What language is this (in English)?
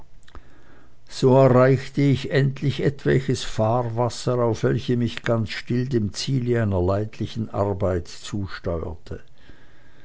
German